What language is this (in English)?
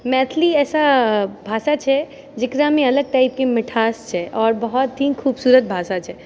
Maithili